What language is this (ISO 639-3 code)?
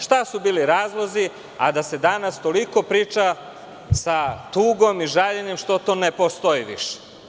srp